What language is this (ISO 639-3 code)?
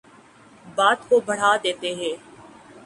urd